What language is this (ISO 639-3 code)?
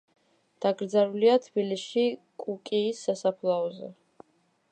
kat